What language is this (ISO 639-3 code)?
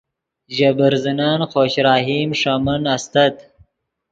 ydg